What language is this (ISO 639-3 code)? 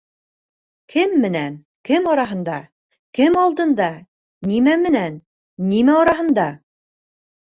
bak